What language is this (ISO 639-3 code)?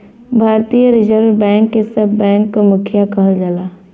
bho